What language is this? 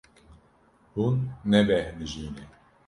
Kurdish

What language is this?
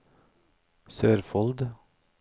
Norwegian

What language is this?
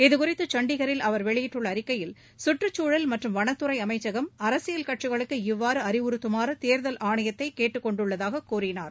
Tamil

